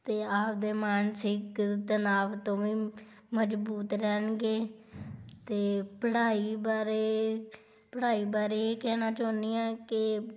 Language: Punjabi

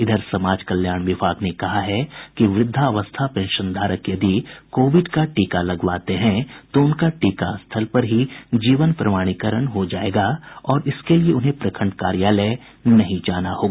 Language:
Hindi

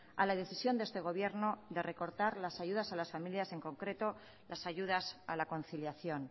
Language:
Spanish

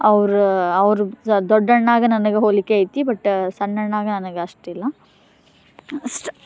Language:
Kannada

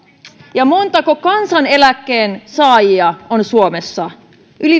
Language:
Finnish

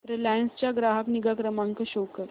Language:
Marathi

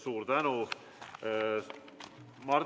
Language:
Estonian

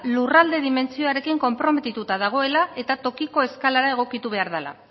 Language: Basque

